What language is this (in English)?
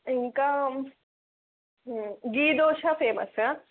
Telugu